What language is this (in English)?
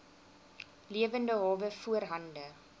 Afrikaans